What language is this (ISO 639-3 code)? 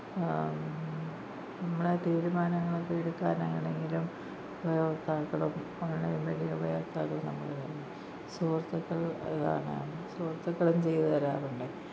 mal